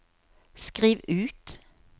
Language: Norwegian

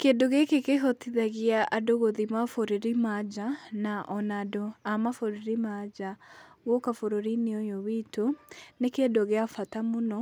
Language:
Kikuyu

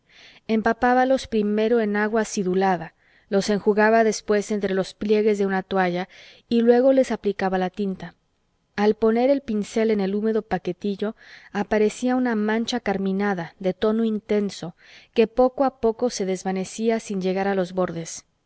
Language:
Spanish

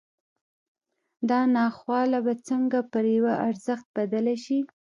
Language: Pashto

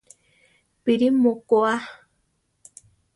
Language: Central Tarahumara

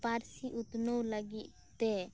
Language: Santali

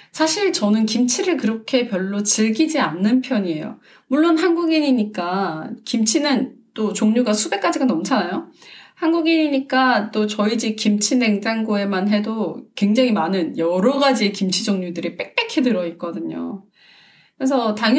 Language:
Korean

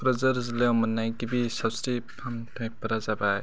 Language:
Bodo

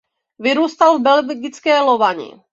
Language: Czech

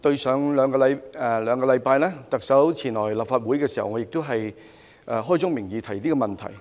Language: Cantonese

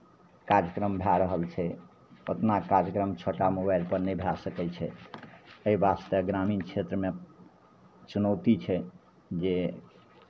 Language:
Maithili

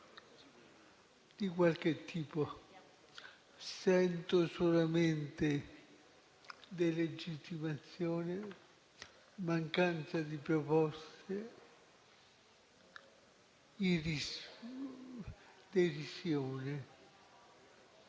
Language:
Italian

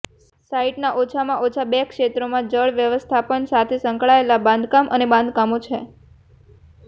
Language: Gujarati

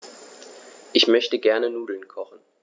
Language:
German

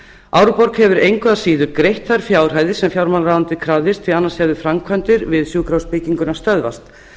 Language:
Icelandic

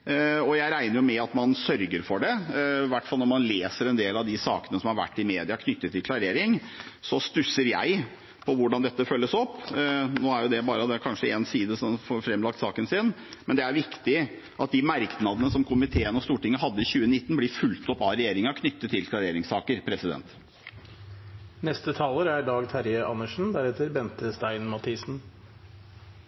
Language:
Norwegian Bokmål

